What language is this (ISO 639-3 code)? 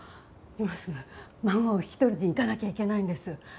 jpn